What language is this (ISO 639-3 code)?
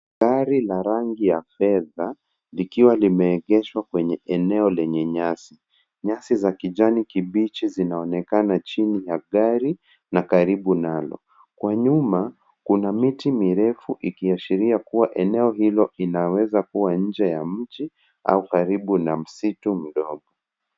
swa